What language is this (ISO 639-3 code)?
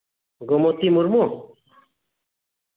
sat